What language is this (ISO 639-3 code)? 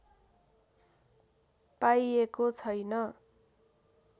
nep